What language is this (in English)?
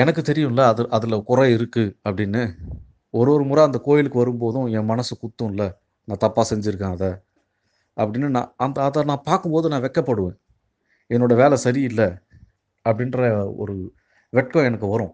Tamil